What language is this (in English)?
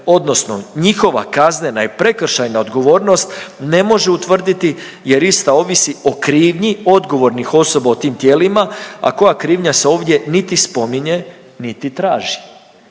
Croatian